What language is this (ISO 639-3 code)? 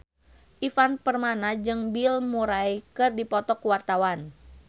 sun